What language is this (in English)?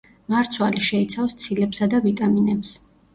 Georgian